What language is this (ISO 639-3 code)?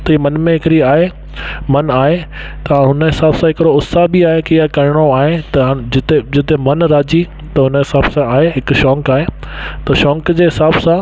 snd